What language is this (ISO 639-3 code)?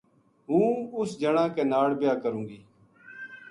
gju